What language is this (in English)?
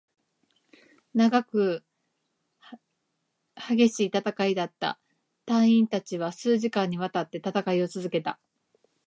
Japanese